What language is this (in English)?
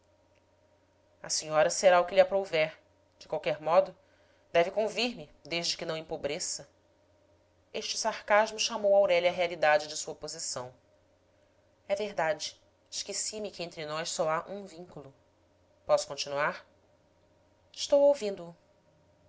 Portuguese